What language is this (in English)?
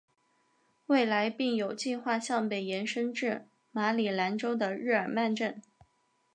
Chinese